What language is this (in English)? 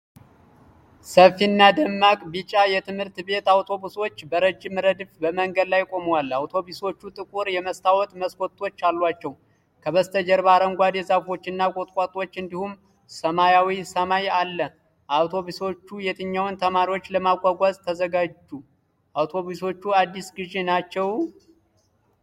Amharic